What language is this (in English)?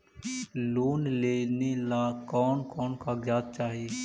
Magahi